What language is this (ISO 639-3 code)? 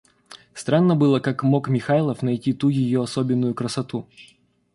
rus